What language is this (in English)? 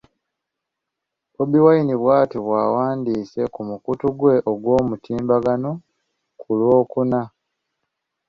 Ganda